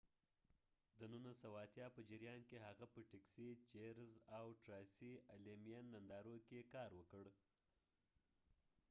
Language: Pashto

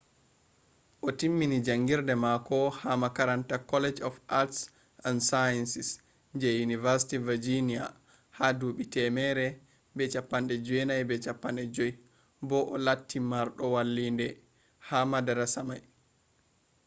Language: Fula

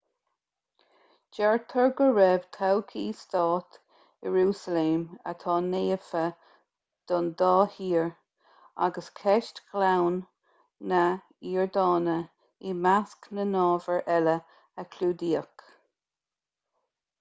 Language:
Irish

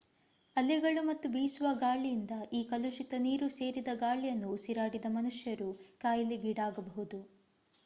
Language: Kannada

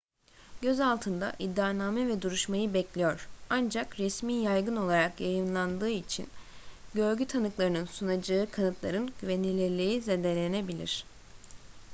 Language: Turkish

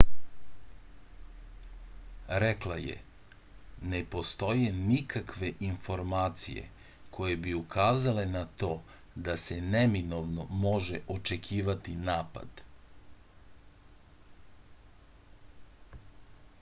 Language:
Serbian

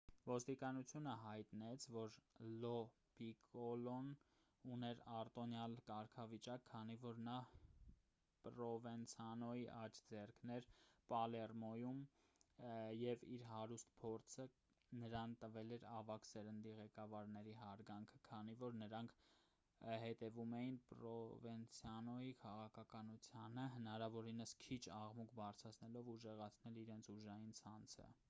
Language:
Armenian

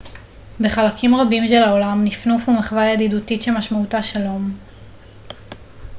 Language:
Hebrew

